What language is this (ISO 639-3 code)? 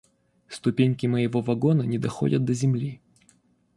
rus